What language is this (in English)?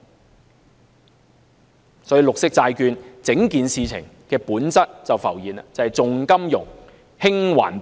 Cantonese